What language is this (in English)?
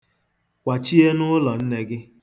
Igbo